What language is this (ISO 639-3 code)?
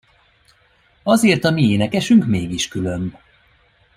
hun